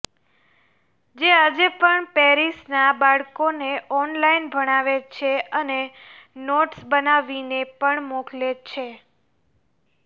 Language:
Gujarati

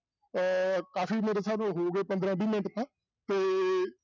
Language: Punjabi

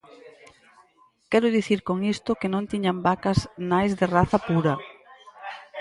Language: Galician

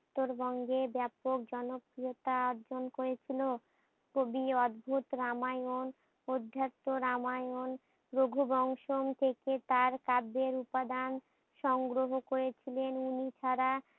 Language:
Bangla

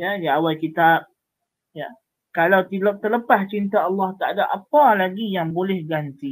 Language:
Malay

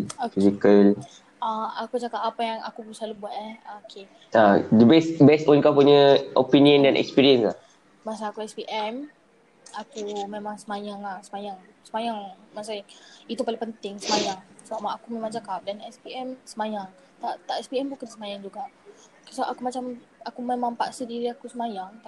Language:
Malay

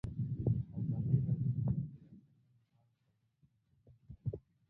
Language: Pashto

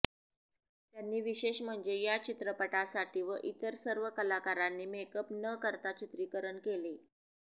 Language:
Marathi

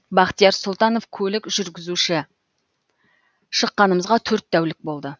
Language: Kazakh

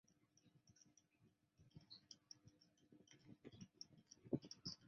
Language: Chinese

